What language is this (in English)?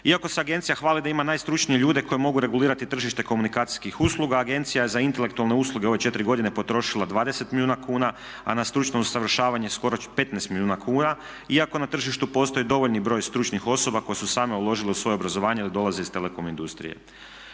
Croatian